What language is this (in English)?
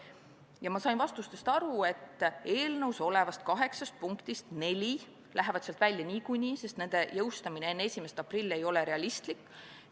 Estonian